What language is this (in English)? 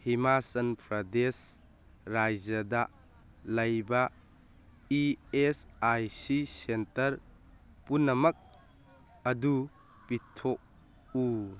Manipuri